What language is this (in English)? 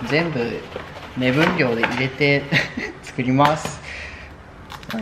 Japanese